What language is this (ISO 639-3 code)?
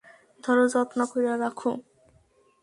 ben